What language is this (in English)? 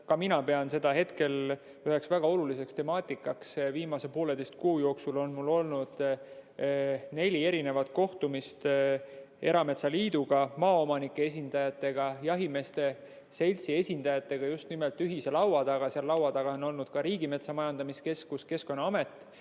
Estonian